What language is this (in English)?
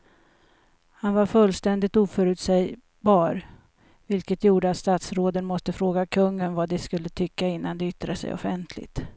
Swedish